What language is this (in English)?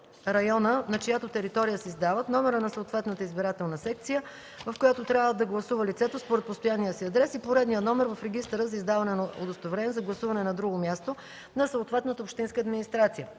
Bulgarian